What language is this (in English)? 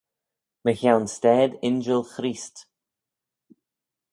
Manx